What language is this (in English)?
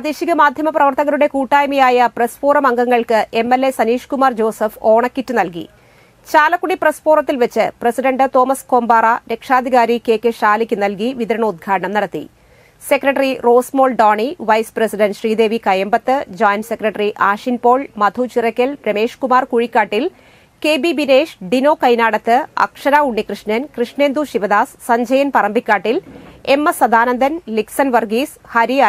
Malayalam